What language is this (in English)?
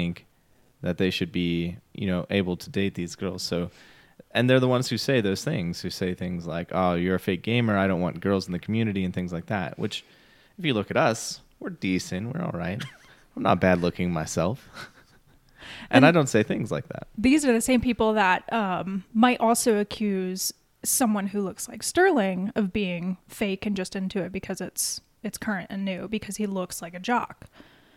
English